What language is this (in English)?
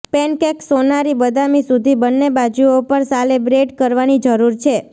Gujarati